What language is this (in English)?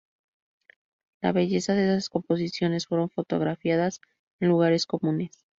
Spanish